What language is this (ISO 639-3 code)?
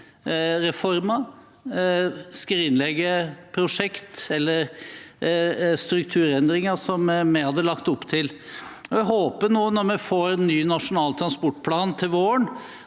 nor